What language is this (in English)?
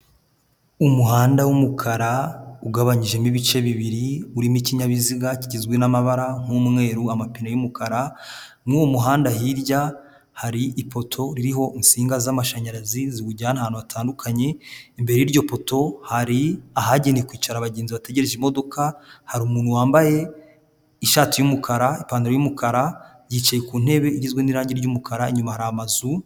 Kinyarwanda